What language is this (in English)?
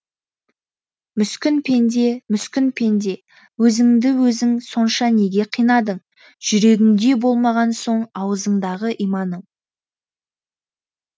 Kazakh